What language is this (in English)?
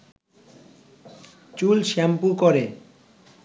Bangla